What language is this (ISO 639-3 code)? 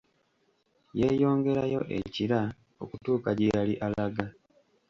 lug